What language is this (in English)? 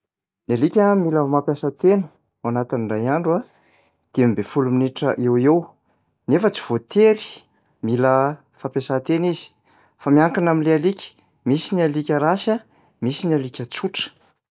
Malagasy